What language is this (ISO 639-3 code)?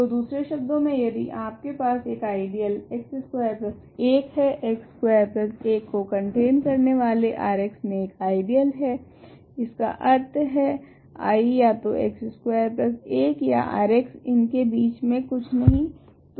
hin